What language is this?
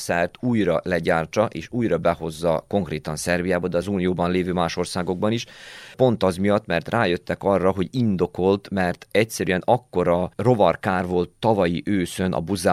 Hungarian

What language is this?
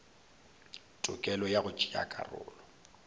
Northern Sotho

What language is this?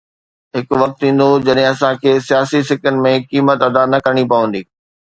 Sindhi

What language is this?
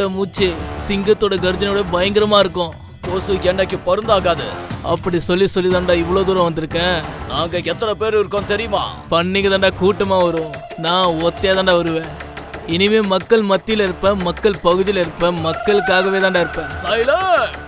Tamil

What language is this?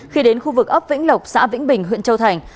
Vietnamese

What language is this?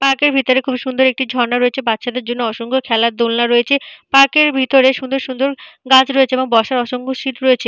Bangla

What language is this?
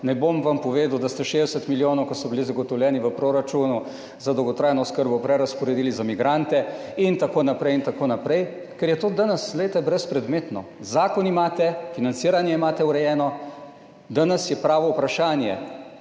Slovenian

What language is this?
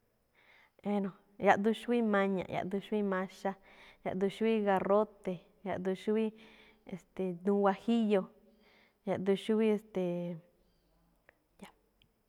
Malinaltepec Me'phaa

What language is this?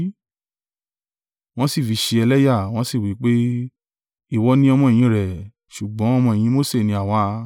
Yoruba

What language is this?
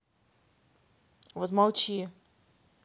Russian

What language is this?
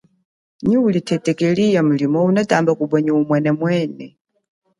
Chokwe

